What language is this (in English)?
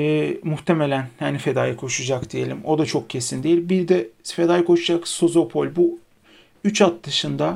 Turkish